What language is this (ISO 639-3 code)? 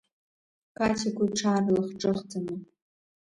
abk